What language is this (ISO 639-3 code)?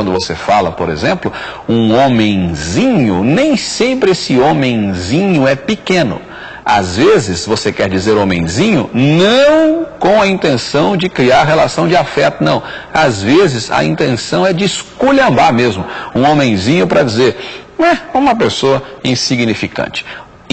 por